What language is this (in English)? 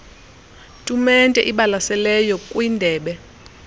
Xhosa